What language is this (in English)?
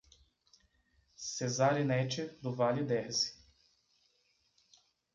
Portuguese